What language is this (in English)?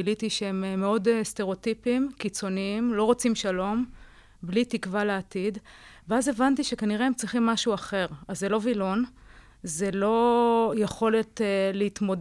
Hebrew